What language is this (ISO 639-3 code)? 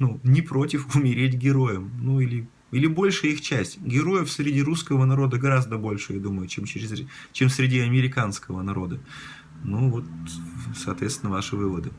rus